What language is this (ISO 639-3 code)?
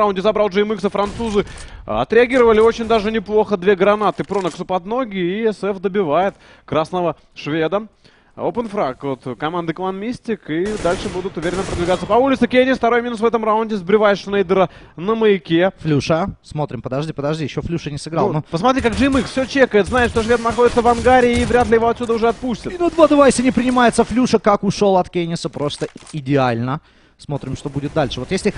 rus